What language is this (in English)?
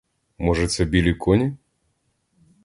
Ukrainian